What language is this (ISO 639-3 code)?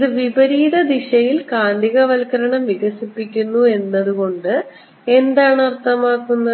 mal